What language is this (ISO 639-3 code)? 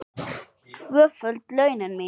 isl